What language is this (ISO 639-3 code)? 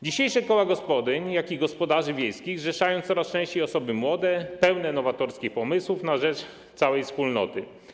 pol